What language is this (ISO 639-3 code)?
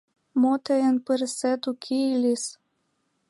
chm